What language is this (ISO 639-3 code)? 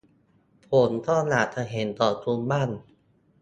tha